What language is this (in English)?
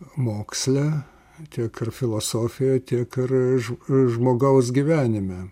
Lithuanian